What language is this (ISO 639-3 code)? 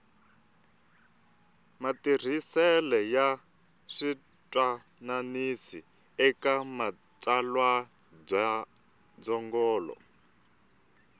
tso